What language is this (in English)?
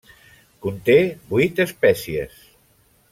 Catalan